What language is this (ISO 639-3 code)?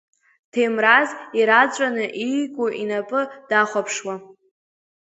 abk